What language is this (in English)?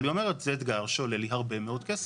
Hebrew